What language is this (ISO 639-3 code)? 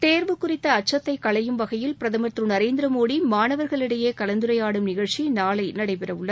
tam